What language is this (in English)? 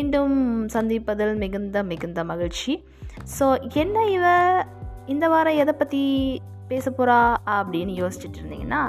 Tamil